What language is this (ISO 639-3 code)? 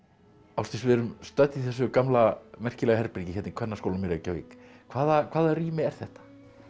isl